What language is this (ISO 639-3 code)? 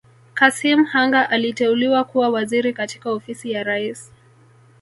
swa